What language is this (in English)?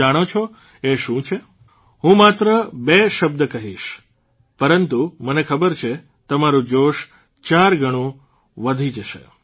Gujarati